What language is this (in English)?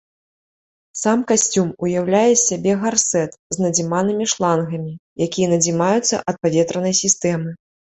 Belarusian